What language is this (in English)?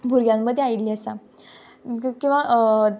Konkani